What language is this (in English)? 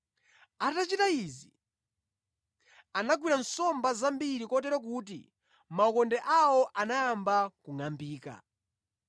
Nyanja